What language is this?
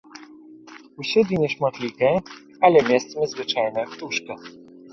Belarusian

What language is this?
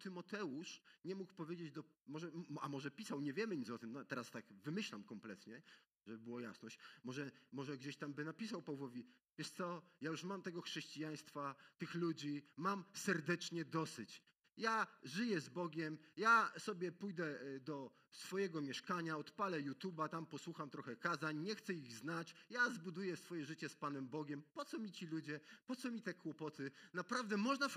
Polish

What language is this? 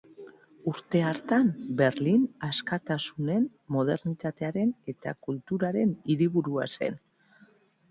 Basque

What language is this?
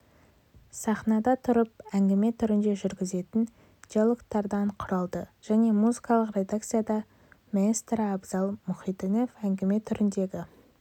Kazakh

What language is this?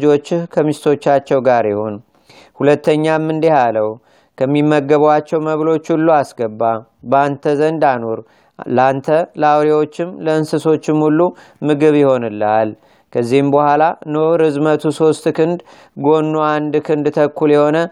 Amharic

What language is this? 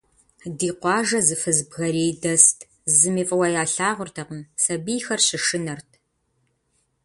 Kabardian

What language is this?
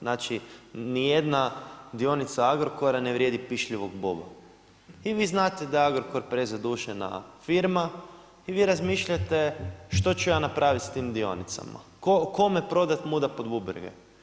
Croatian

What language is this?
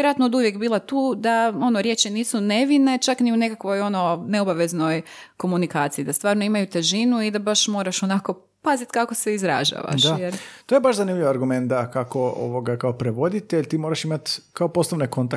Croatian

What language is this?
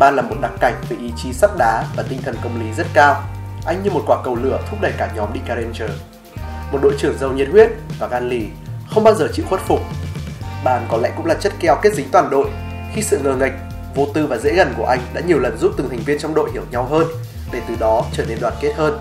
Vietnamese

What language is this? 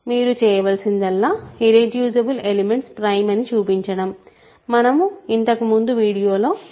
Telugu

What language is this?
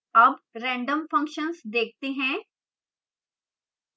Hindi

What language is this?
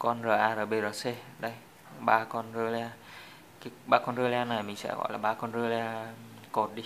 Vietnamese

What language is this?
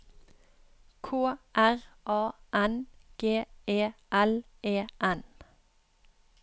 Norwegian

